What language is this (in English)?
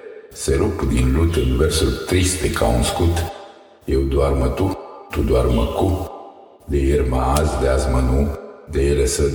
Romanian